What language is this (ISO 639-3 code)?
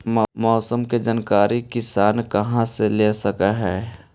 mag